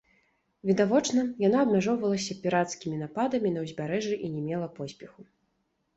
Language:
Belarusian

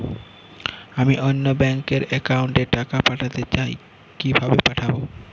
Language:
Bangla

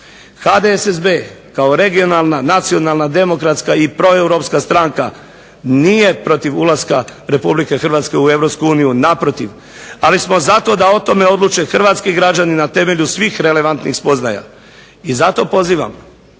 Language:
Croatian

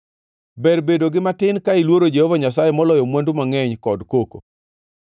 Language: Luo (Kenya and Tanzania)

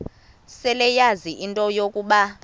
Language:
Xhosa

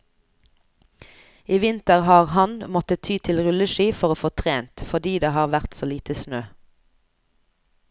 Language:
Norwegian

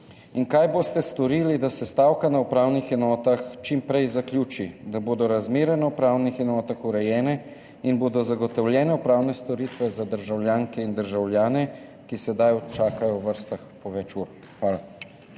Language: Slovenian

